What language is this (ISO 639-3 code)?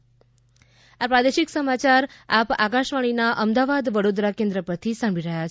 guj